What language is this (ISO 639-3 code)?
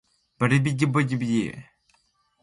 fue